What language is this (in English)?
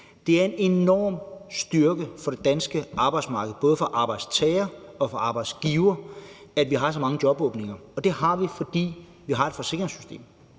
Danish